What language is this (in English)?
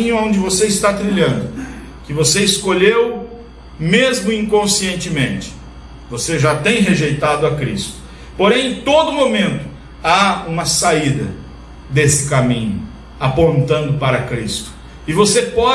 Portuguese